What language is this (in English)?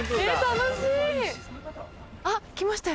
Japanese